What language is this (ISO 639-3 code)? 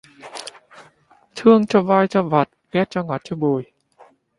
vie